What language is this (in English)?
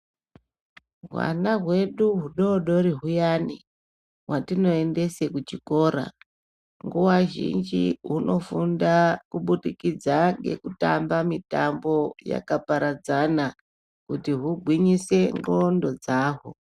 Ndau